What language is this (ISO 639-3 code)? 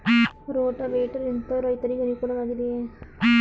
kan